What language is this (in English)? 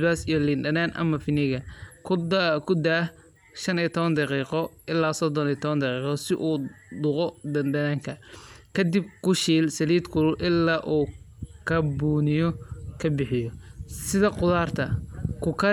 Somali